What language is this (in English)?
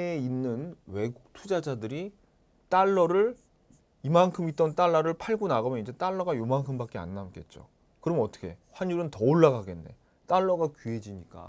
Korean